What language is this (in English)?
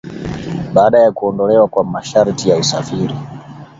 Swahili